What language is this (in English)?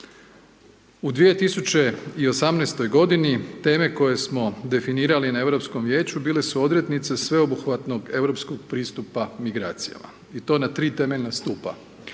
Croatian